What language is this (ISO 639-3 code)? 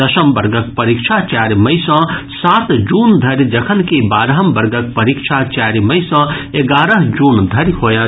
mai